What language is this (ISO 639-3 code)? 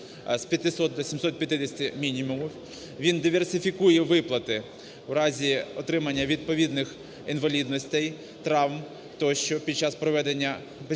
ukr